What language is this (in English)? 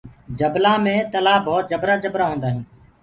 Gurgula